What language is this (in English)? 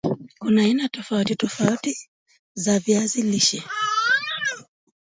Swahili